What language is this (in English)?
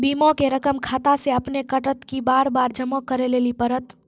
Maithili